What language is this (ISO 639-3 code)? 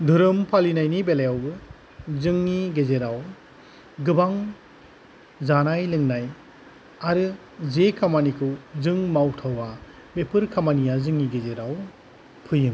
brx